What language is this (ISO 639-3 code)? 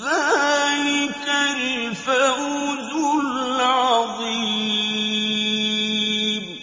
ara